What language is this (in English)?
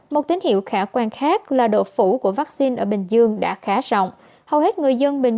Vietnamese